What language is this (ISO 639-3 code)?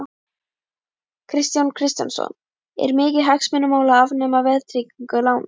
isl